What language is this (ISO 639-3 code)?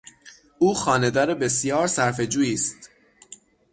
fas